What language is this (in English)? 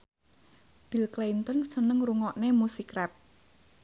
Javanese